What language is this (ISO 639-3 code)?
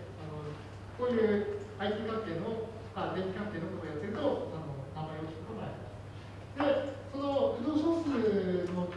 jpn